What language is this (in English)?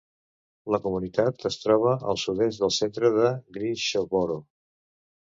Catalan